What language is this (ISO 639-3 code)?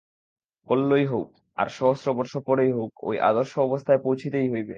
ben